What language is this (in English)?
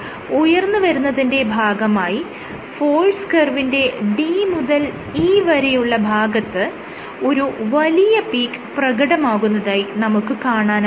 Malayalam